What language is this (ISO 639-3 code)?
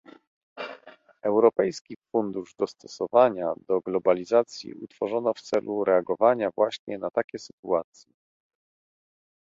pol